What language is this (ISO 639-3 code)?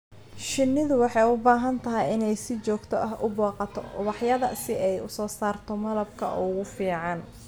som